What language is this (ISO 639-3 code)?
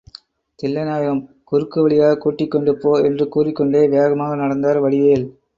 tam